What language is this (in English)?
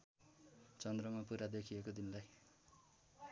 Nepali